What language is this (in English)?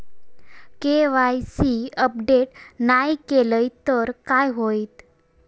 Marathi